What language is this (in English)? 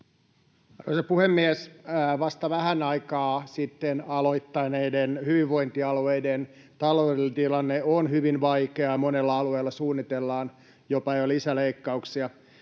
Finnish